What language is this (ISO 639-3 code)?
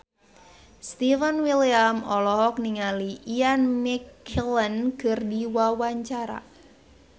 sun